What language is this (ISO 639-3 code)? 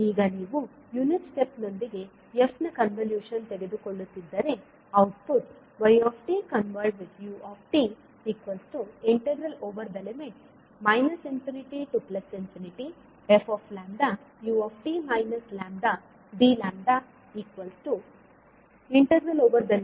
kan